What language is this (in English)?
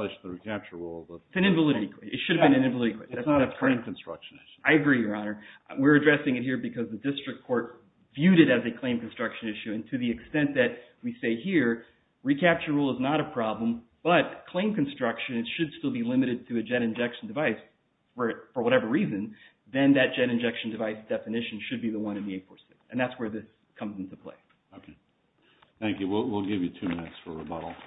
English